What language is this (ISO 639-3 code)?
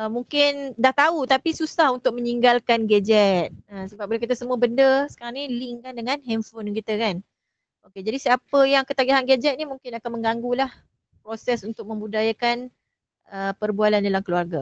msa